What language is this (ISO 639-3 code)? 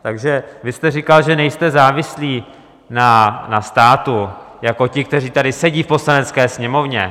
ces